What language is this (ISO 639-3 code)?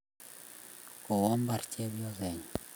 kln